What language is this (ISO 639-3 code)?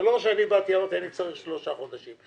heb